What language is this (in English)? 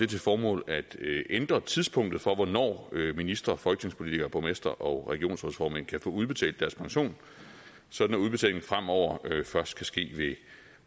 Danish